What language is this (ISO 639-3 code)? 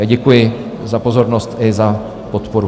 ces